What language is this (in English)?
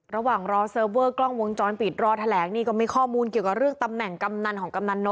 Thai